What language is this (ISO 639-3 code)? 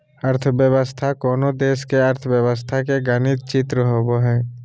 mag